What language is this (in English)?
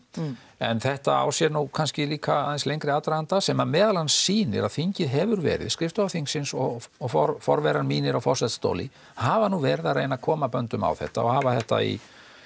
Icelandic